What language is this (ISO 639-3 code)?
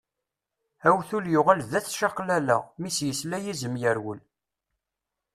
kab